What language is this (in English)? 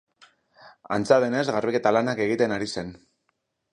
Basque